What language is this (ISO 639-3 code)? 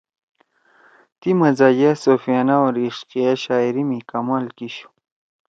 trw